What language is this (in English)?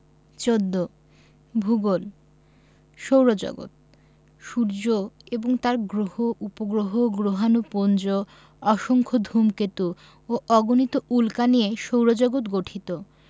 Bangla